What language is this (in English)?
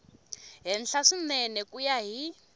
Tsonga